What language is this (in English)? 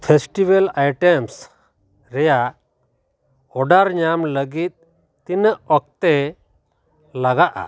Santali